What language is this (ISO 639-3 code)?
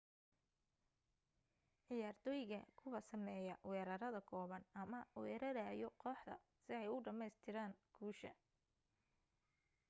som